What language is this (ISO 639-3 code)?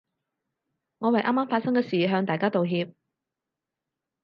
yue